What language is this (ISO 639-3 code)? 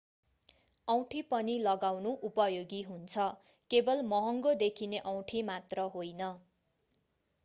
nep